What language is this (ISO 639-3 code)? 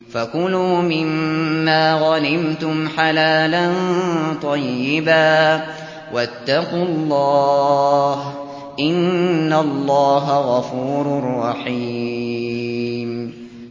ara